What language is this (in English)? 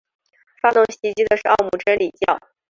Chinese